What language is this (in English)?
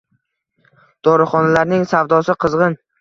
Uzbek